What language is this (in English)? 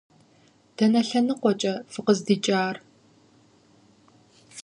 Kabardian